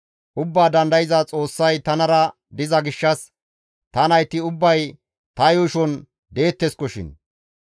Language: Gamo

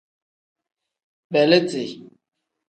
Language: Tem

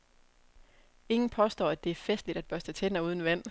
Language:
Danish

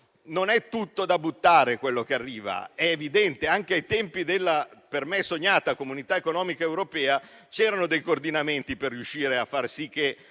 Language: Italian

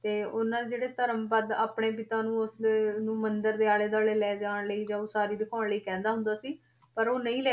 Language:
Punjabi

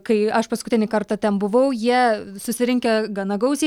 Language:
Lithuanian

